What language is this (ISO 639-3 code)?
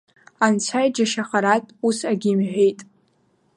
abk